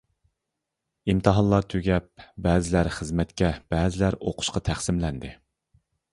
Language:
Uyghur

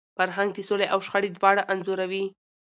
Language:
Pashto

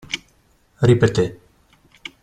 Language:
Italian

